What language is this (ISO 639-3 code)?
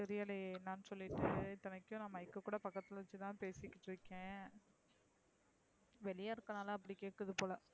tam